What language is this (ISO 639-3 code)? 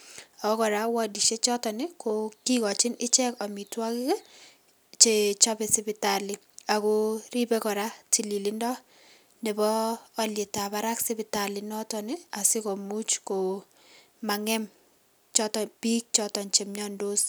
kln